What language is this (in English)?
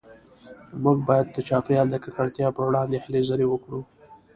Pashto